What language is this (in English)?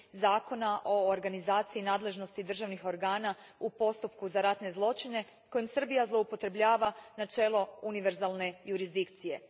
Croatian